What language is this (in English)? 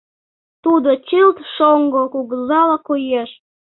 Mari